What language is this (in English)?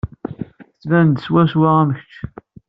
Kabyle